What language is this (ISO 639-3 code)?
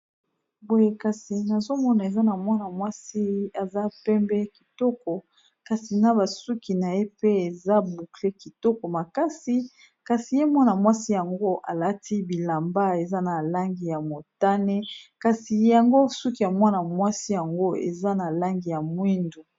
lin